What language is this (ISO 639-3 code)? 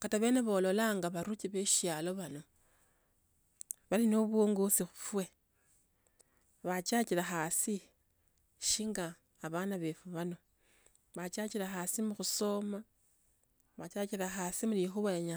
lto